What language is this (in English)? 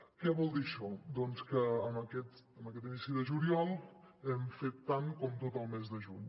Catalan